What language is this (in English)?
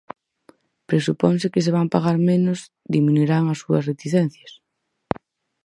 Galician